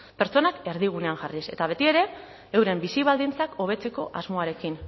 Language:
Basque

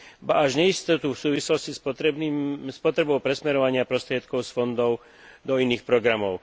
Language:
Slovak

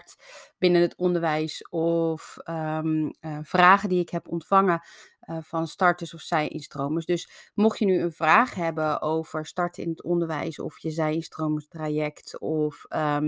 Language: Dutch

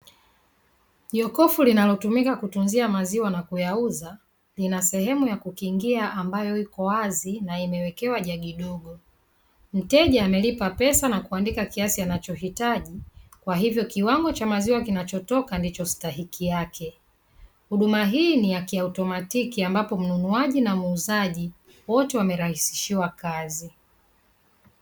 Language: Swahili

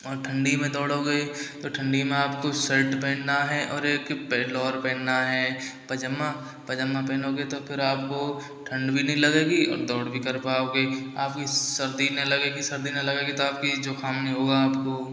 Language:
Hindi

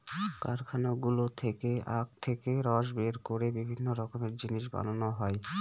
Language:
Bangla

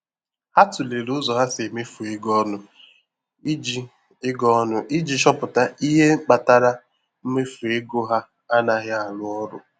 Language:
Igbo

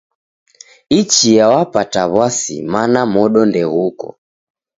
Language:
Taita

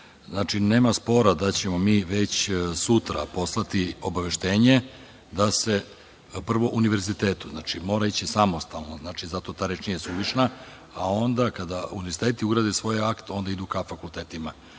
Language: Serbian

